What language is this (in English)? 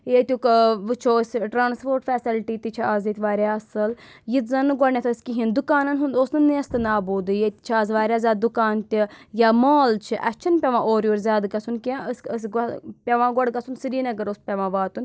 Kashmiri